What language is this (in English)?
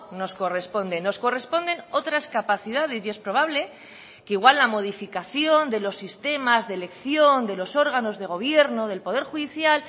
Spanish